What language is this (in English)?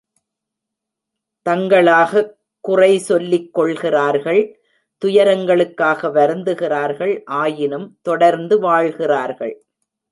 Tamil